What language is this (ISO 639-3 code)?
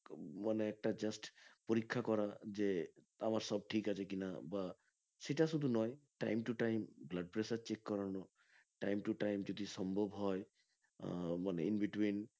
ben